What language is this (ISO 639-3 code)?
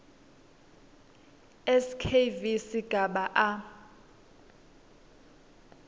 ssw